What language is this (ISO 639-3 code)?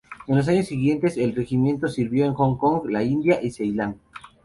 spa